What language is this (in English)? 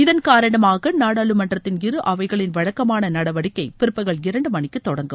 Tamil